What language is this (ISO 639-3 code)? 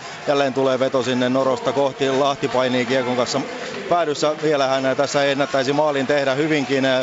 fin